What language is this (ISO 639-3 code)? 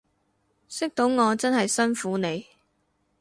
yue